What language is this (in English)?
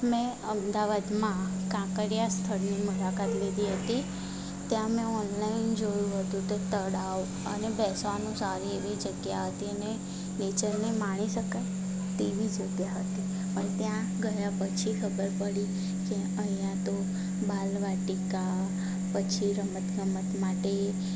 Gujarati